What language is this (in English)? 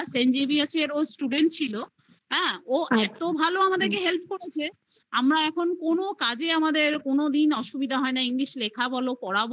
Bangla